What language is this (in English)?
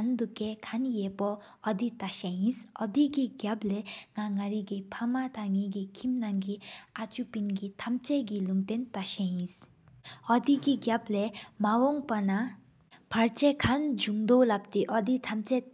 Sikkimese